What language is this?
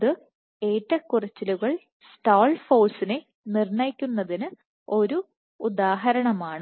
Malayalam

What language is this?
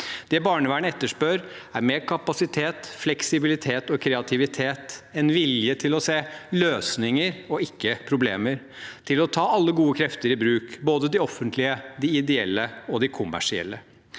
Norwegian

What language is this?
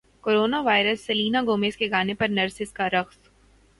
Urdu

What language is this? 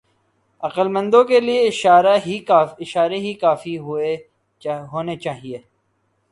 Urdu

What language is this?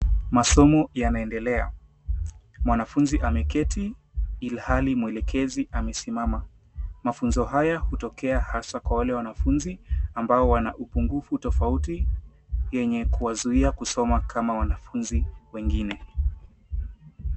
Swahili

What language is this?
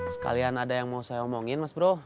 Indonesian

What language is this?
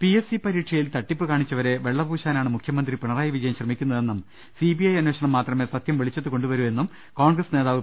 Malayalam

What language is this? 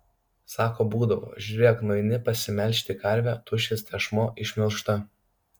Lithuanian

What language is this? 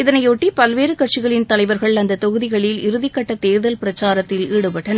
Tamil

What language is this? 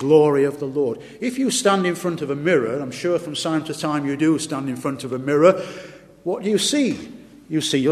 English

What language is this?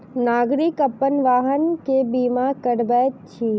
Maithili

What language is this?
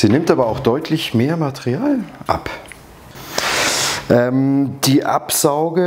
German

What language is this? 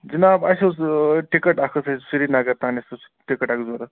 Kashmiri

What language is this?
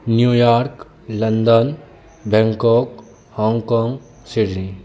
Maithili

